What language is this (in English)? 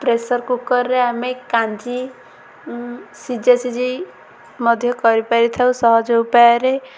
Odia